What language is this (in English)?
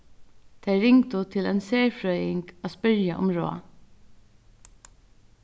Faroese